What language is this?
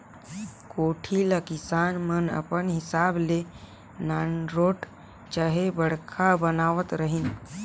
Chhattisgarhi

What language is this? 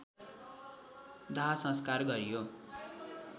Nepali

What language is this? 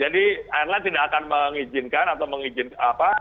Indonesian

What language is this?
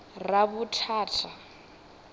Venda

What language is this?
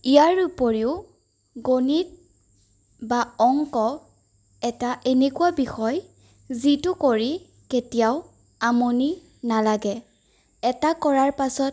Assamese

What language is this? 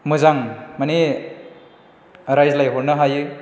Bodo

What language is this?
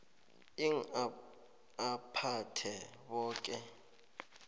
South Ndebele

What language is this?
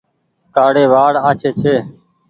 Goaria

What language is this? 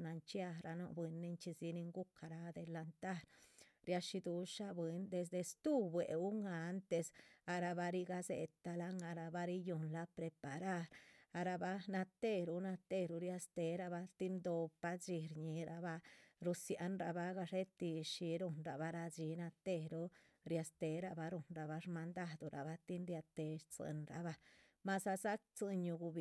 Chichicapan Zapotec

